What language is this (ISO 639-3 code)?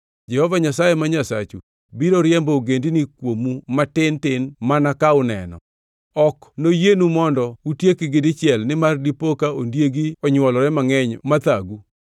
luo